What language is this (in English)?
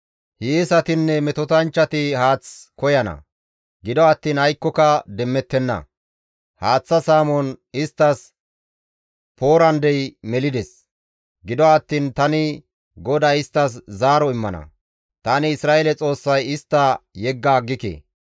Gamo